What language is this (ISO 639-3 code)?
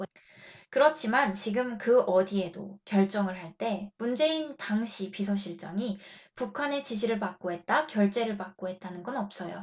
kor